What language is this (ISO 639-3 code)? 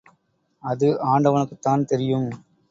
tam